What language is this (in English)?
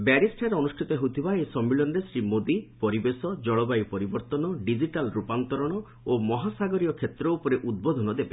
Odia